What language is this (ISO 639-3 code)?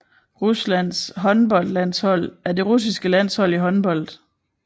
dan